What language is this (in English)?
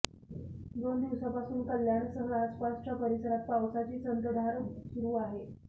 Marathi